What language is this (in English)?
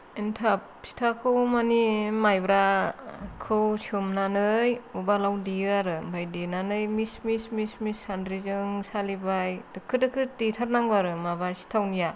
Bodo